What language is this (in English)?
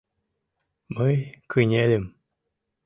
Mari